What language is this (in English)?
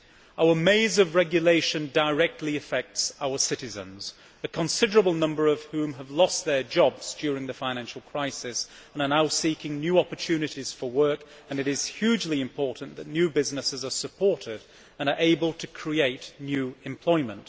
English